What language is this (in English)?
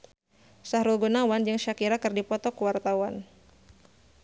Sundanese